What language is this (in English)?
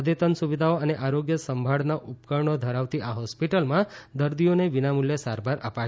Gujarati